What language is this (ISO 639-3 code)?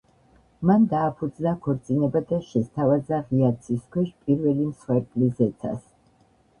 kat